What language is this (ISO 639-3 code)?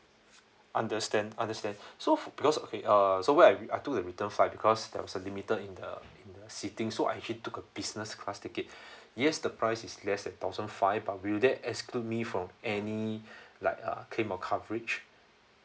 eng